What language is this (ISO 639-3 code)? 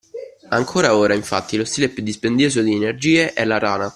ita